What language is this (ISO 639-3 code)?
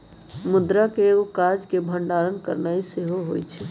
mag